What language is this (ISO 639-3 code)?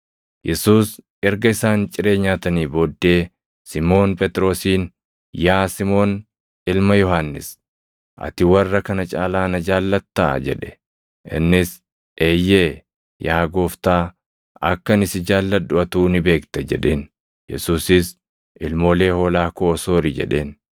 orm